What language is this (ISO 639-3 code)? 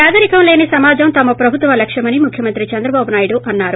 tel